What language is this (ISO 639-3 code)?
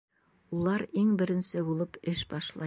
bak